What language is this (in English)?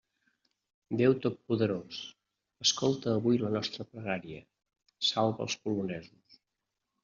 Catalan